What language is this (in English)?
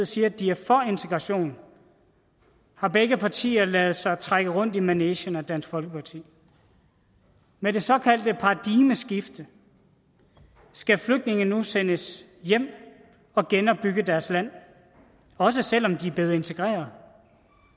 Danish